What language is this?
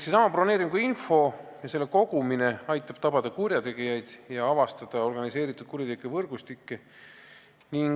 Estonian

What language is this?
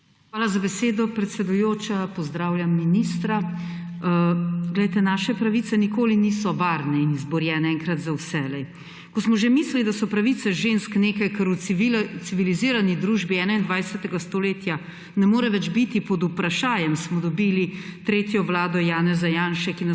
Slovenian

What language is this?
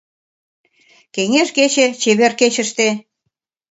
Mari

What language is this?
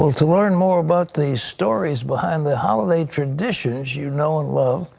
English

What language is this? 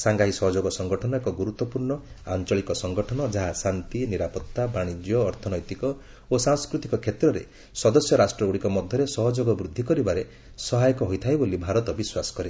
Odia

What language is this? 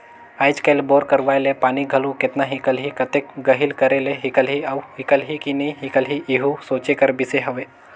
Chhattisgarhi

